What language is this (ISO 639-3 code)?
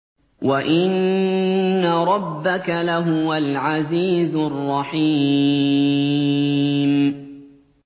ara